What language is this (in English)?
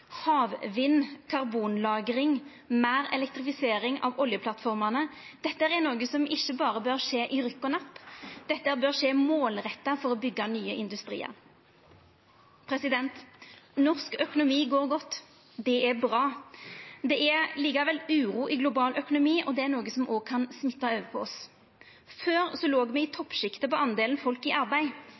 Norwegian Nynorsk